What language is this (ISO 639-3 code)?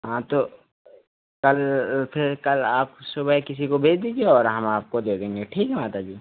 hin